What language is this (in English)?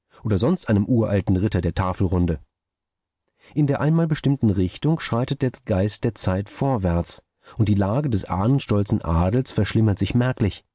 German